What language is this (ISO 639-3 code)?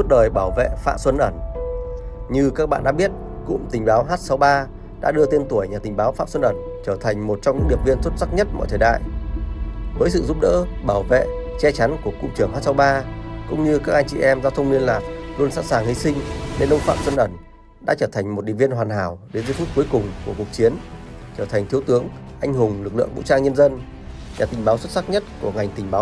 vie